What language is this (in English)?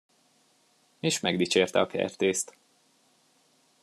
Hungarian